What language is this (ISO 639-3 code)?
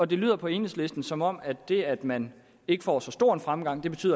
dan